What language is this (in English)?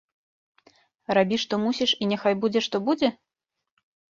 Belarusian